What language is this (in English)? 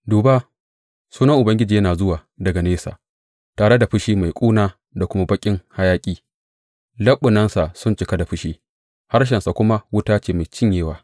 Hausa